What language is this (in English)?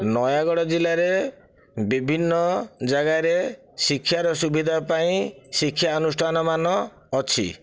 Odia